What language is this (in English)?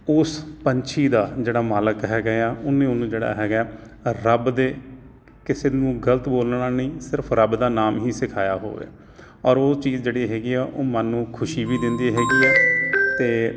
Punjabi